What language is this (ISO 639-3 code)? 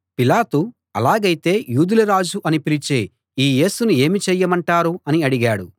tel